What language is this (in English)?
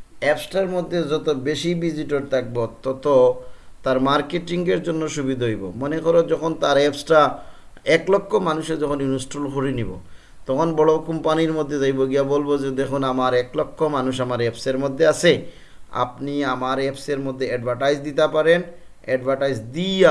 Bangla